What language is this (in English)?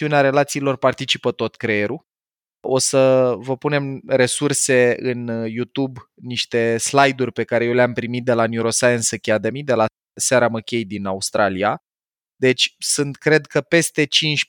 Romanian